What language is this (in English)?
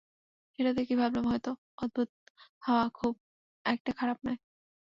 Bangla